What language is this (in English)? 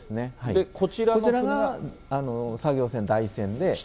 Japanese